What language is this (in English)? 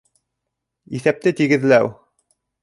Bashkir